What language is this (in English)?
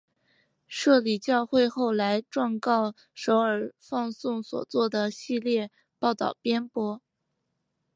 Chinese